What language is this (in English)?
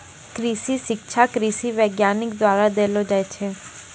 Maithili